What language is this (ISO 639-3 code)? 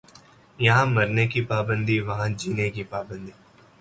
urd